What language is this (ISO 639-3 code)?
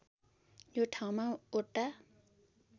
nep